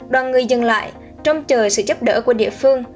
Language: Vietnamese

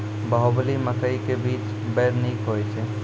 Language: Maithili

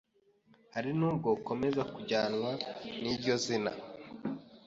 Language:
Kinyarwanda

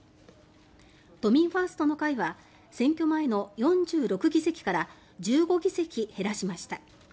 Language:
Japanese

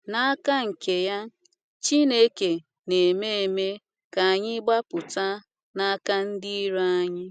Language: Igbo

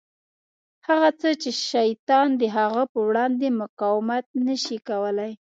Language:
Pashto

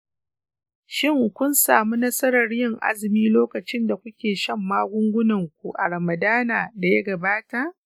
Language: Hausa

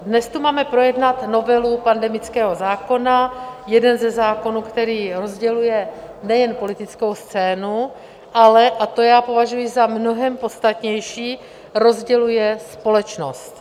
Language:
Czech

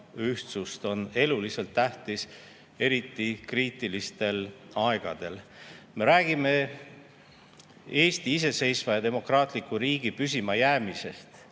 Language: Estonian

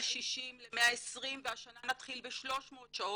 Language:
Hebrew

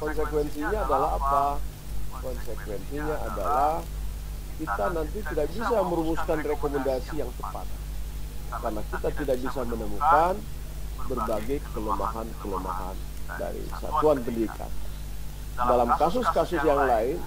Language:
Indonesian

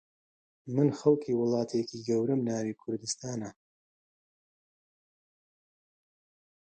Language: Central Kurdish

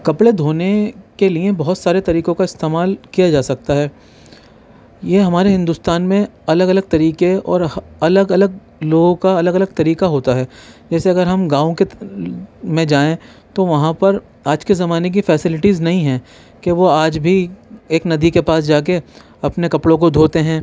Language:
Urdu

